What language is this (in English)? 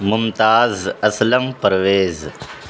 Urdu